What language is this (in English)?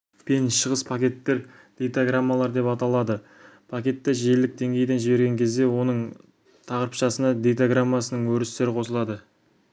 Kazakh